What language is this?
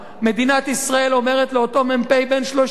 Hebrew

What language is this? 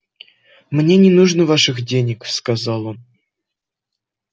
Russian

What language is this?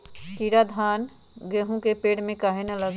Magahi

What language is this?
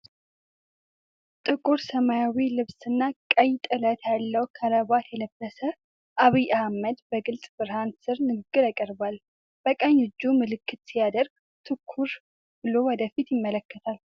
Amharic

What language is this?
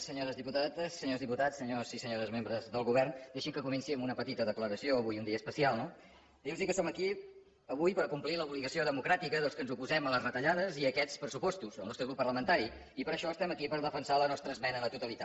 Catalan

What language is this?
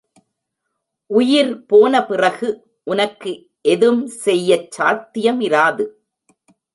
Tamil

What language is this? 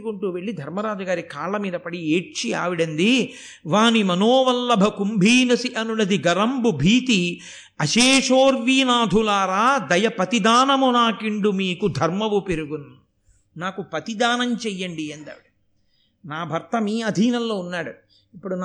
Telugu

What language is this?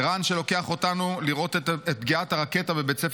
Hebrew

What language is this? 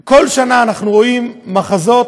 Hebrew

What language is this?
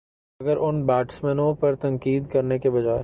Urdu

